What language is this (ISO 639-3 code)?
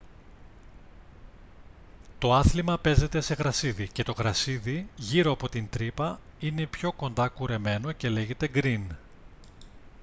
ell